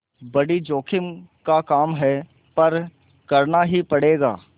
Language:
Hindi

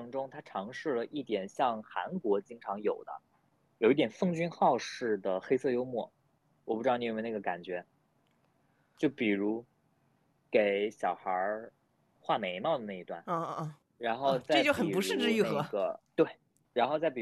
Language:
Chinese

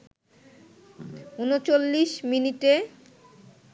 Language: Bangla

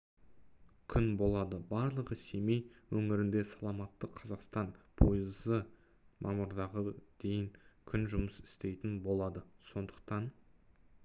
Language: Kazakh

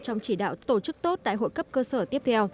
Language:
Vietnamese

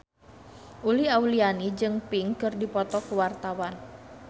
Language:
Sundanese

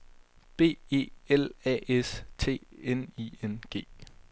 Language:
Danish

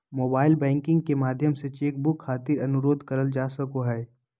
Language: Magahi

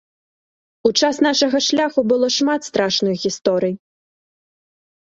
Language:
Belarusian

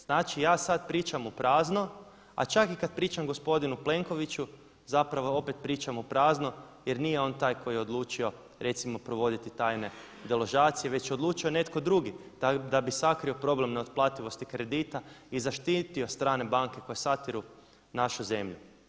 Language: Croatian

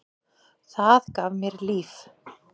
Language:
Icelandic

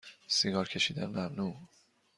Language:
Persian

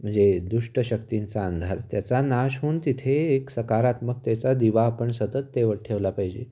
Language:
Marathi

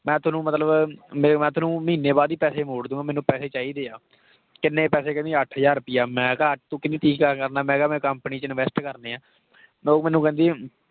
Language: Punjabi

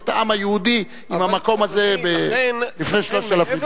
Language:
Hebrew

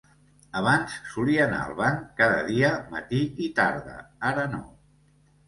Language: Catalan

